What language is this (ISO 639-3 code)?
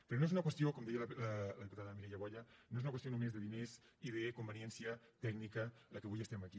cat